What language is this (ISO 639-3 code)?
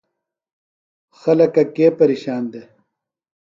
phl